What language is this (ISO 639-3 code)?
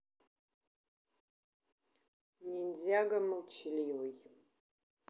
rus